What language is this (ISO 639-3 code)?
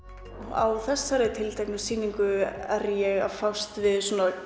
isl